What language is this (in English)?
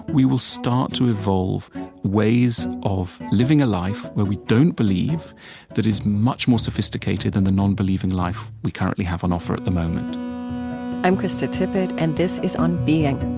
English